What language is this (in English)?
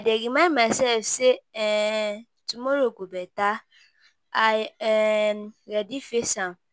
Nigerian Pidgin